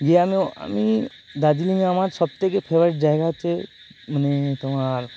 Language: Bangla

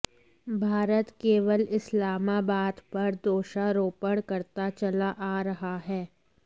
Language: Hindi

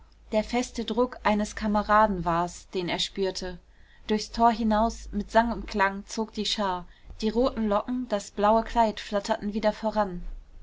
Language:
German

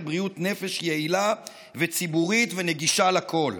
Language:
Hebrew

